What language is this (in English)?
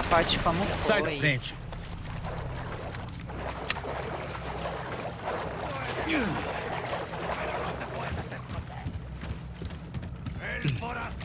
Portuguese